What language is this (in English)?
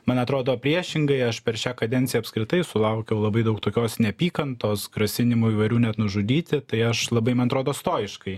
Lithuanian